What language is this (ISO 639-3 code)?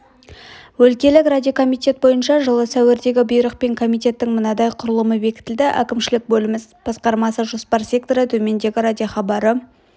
kaz